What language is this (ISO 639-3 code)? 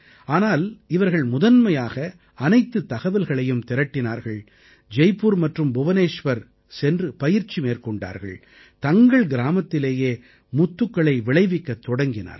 tam